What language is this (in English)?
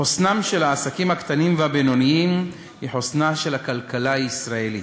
Hebrew